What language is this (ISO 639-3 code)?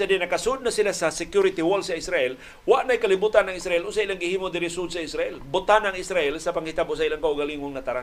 fil